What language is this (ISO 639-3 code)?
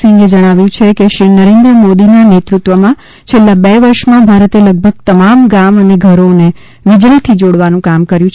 guj